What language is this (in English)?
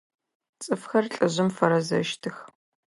Adyghe